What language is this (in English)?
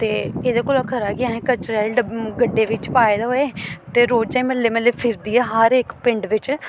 Dogri